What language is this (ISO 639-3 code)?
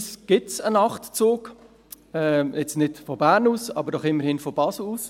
gsw